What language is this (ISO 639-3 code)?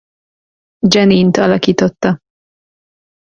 hun